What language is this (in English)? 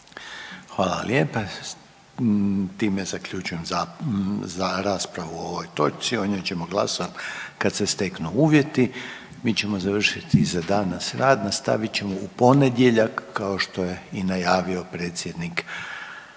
Croatian